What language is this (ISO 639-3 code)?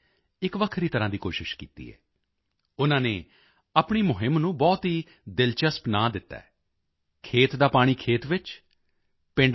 pan